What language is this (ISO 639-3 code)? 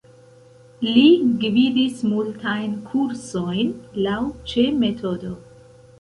epo